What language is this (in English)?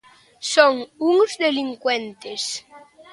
Galician